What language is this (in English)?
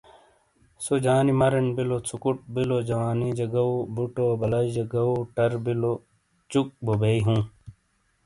Shina